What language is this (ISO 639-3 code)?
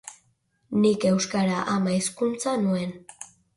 eus